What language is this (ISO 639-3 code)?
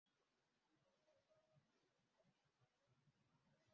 kin